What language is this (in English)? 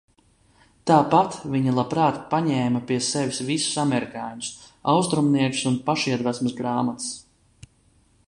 Latvian